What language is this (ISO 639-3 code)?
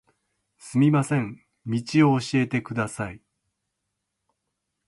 jpn